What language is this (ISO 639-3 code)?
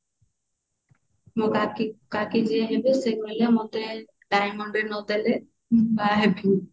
ori